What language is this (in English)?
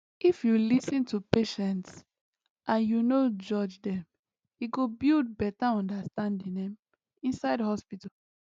Nigerian Pidgin